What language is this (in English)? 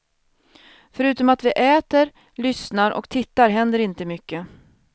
Swedish